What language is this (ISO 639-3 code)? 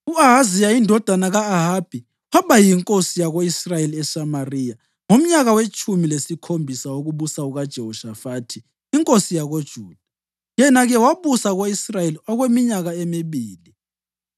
nde